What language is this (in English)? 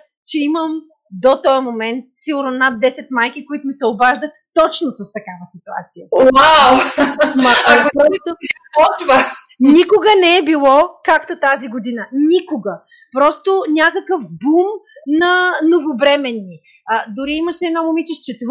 Bulgarian